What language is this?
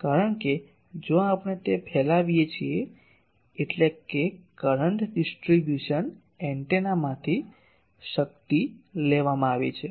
Gujarati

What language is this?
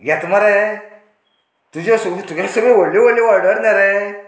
Konkani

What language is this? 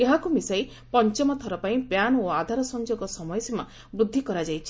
Odia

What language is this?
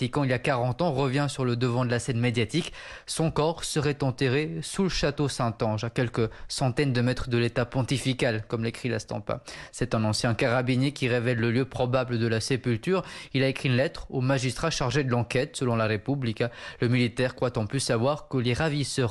French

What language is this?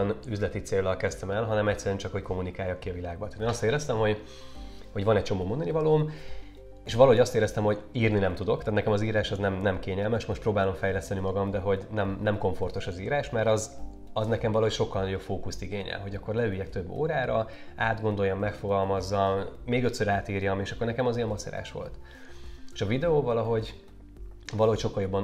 Hungarian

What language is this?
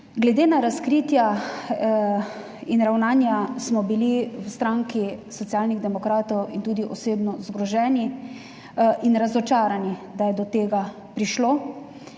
Slovenian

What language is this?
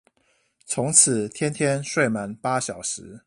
Chinese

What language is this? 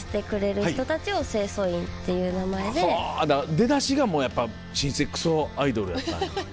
Japanese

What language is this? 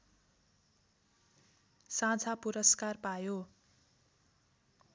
Nepali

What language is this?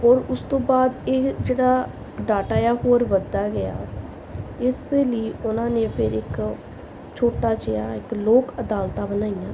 Punjabi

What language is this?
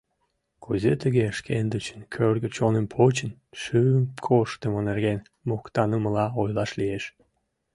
Mari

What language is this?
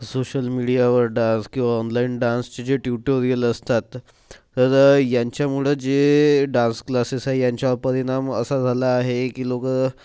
Marathi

